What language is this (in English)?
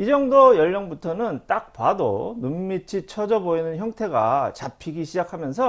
Korean